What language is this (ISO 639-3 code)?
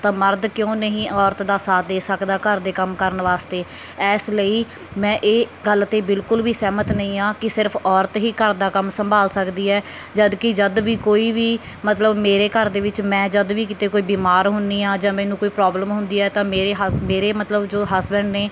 pan